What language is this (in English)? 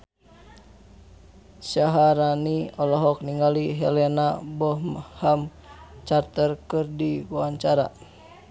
Sundanese